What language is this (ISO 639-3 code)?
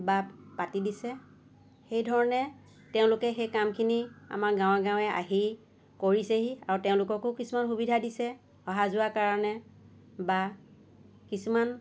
asm